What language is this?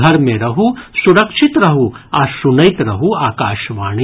Maithili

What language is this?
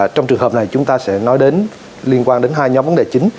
Vietnamese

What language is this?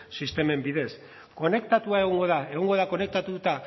Basque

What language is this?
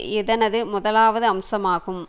Tamil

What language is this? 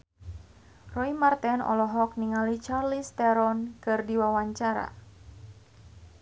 Sundanese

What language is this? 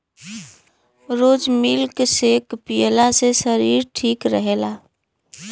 Bhojpuri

